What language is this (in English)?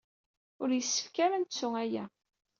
Kabyle